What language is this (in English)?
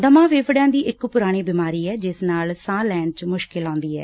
Punjabi